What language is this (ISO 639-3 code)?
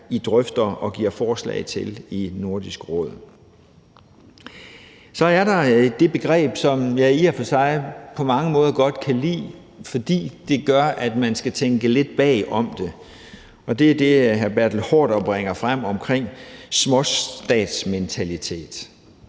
dan